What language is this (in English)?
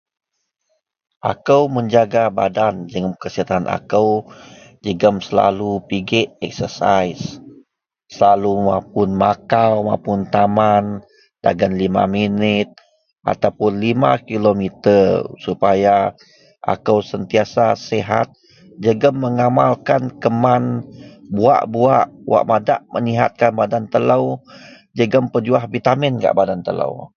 Central Melanau